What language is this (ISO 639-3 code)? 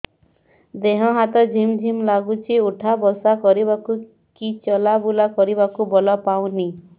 ori